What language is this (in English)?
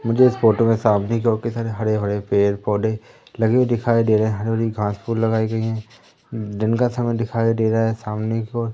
Hindi